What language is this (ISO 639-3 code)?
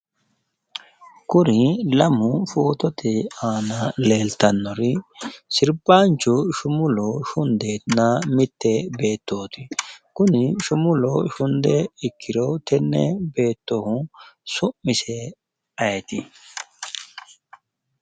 sid